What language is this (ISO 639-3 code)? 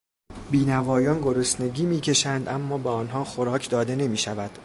fas